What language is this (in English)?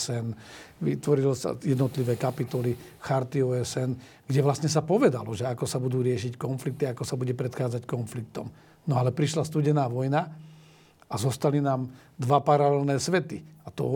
Slovak